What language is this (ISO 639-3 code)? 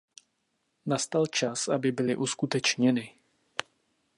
ces